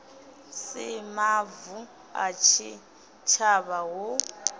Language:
Venda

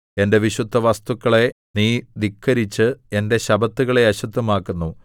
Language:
Malayalam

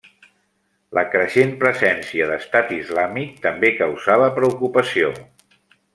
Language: Catalan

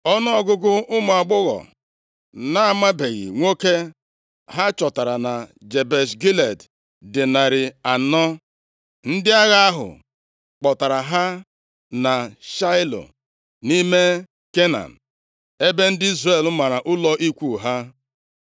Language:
Igbo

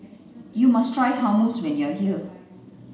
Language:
English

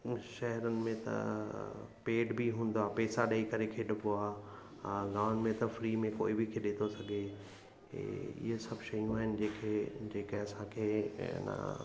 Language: Sindhi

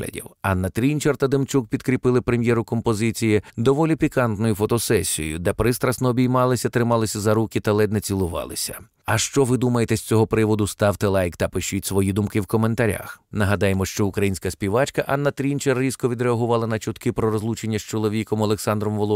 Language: Ukrainian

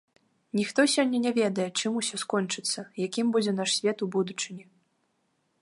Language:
Belarusian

